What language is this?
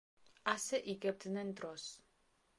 Georgian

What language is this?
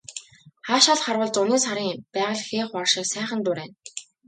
Mongolian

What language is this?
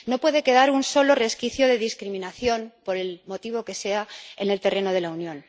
Spanish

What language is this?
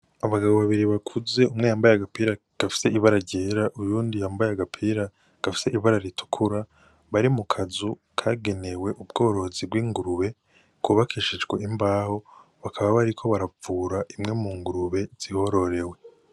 Rundi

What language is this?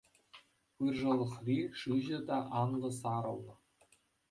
Chuvash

